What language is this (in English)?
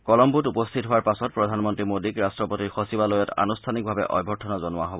Assamese